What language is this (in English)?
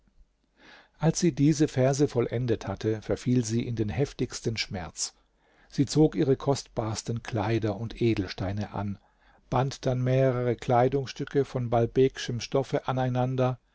German